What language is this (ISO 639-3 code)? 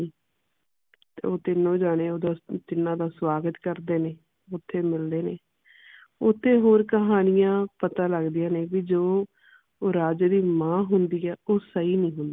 pan